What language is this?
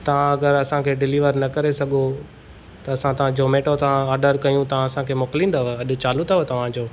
Sindhi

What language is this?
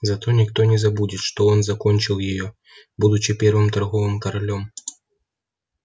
Russian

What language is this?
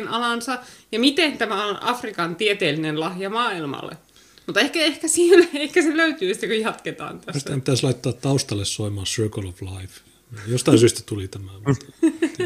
Finnish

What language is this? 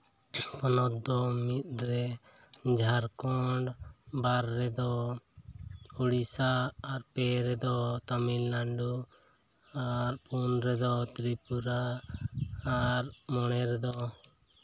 Santali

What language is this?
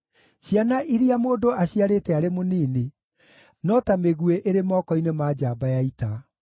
Kikuyu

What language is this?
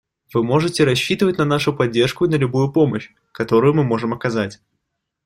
Russian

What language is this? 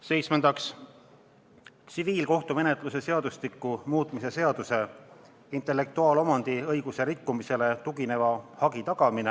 Estonian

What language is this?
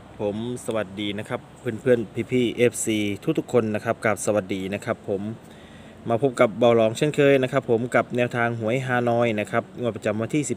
Thai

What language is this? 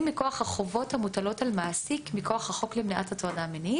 Hebrew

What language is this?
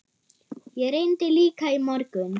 Icelandic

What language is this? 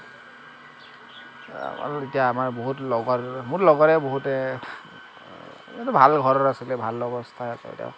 Assamese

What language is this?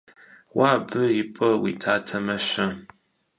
Kabardian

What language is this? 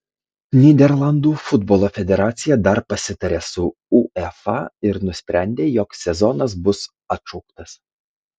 Lithuanian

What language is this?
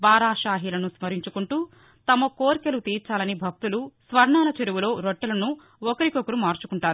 Telugu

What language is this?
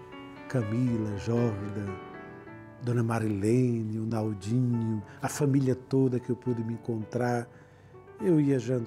Portuguese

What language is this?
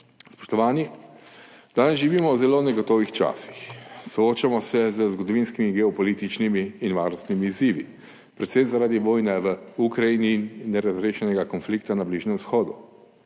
Slovenian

